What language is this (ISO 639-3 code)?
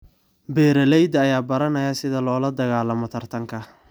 som